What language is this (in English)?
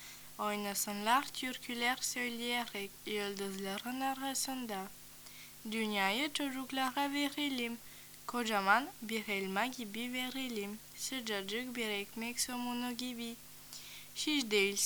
French